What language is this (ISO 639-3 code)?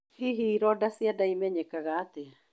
kik